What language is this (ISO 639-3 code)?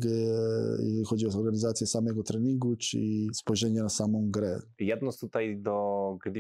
pol